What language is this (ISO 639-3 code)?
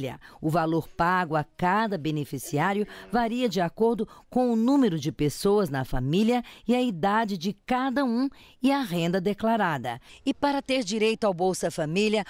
por